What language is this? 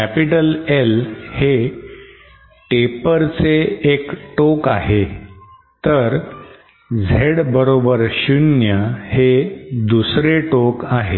Marathi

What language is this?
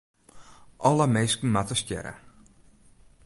Western Frisian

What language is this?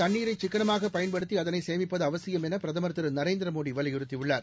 Tamil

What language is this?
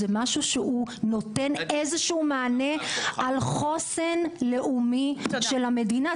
Hebrew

